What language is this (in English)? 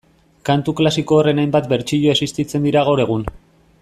Basque